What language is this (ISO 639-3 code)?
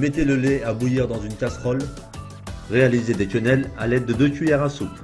fra